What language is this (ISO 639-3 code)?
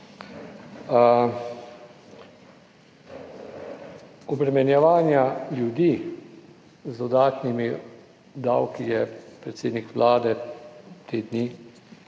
slv